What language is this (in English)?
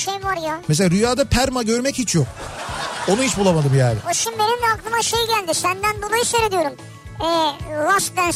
Turkish